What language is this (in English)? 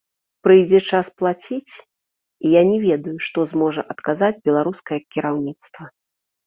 Belarusian